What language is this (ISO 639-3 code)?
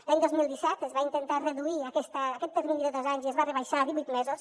cat